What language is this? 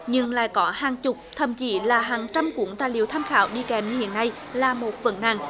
Vietnamese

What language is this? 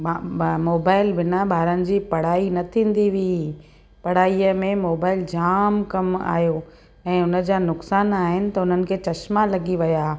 Sindhi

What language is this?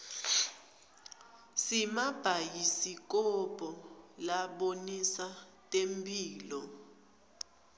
Swati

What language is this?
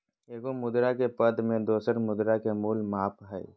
Magahi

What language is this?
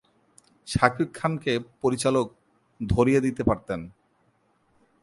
Bangla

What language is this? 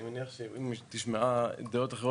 Hebrew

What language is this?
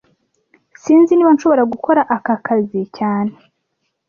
Kinyarwanda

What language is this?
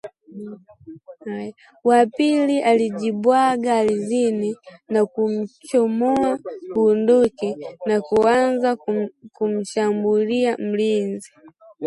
Swahili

